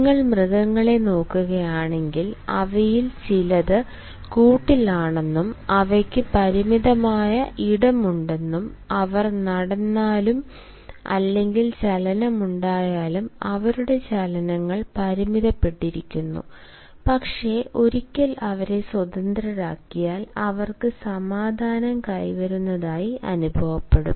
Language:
Malayalam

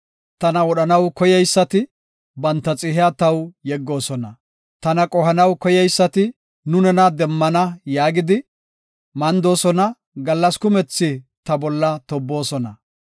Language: Gofa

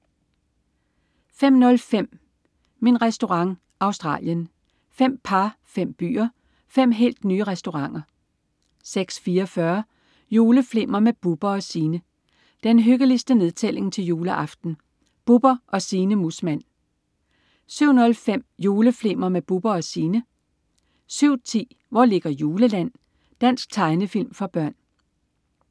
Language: Danish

